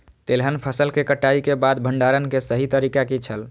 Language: Maithili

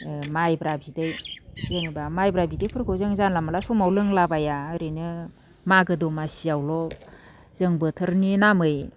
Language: Bodo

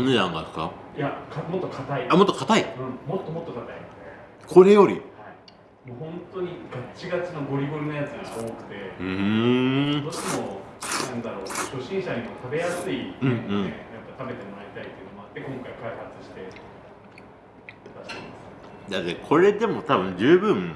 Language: Japanese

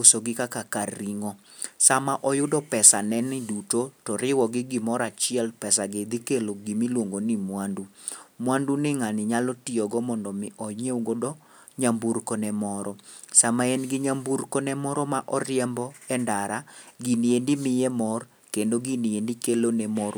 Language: Luo (Kenya and Tanzania)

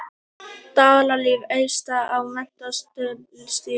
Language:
Icelandic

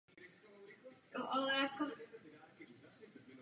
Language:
Czech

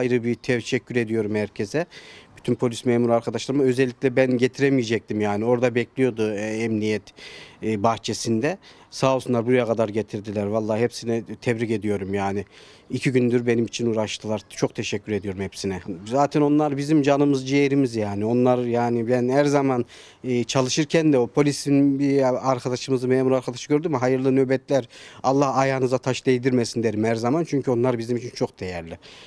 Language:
Turkish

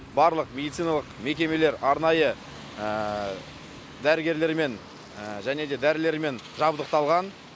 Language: Kazakh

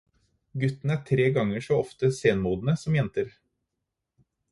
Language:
Norwegian Bokmål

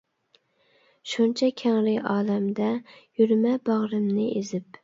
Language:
Uyghur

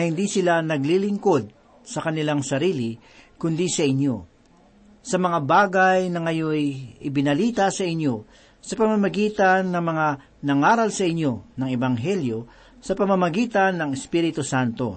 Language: Filipino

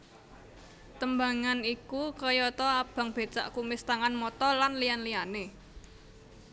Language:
Javanese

